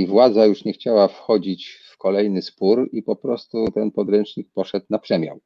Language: Polish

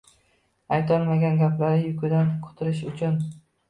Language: Uzbek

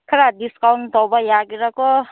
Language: Manipuri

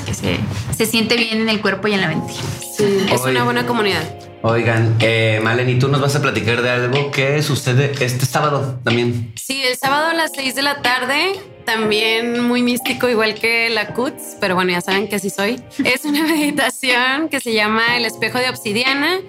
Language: Spanish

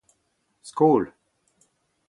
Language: Breton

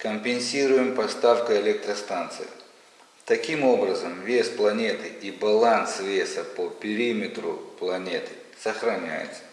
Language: Russian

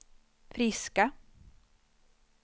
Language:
Swedish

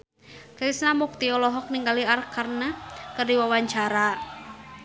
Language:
Sundanese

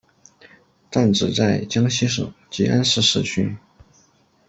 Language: Chinese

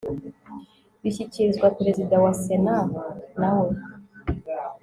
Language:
Kinyarwanda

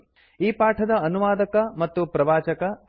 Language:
Kannada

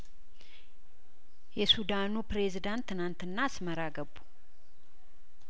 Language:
Amharic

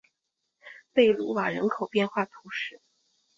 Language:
Chinese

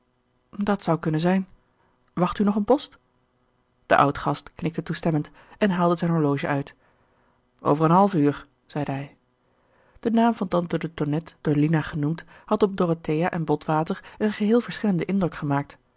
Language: Dutch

